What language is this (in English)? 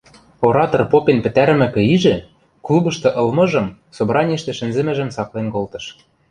Western Mari